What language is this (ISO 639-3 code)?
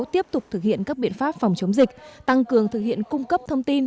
vie